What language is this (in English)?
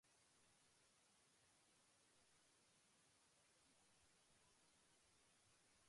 Japanese